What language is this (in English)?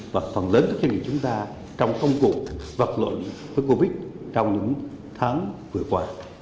Vietnamese